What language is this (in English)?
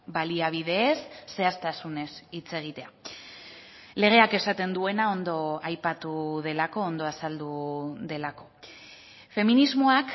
Basque